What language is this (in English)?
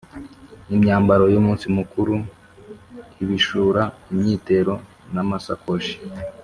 Kinyarwanda